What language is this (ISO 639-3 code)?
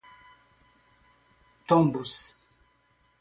por